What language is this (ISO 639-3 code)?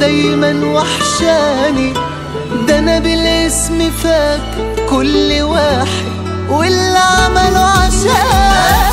ara